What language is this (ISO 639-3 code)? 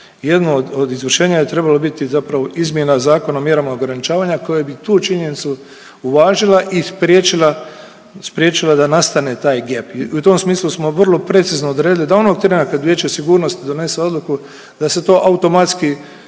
hrv